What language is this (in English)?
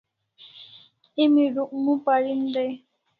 Kalasha